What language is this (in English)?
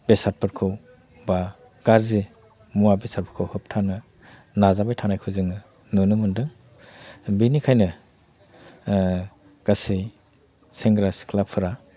Bodo